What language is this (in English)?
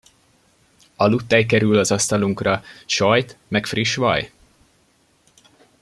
Hungarian